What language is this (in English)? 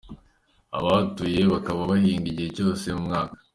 Kinyarwanda